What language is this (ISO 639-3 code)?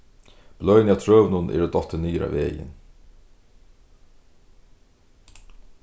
fao